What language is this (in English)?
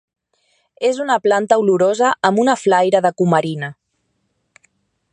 Catalan